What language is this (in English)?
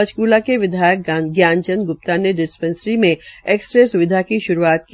Hindi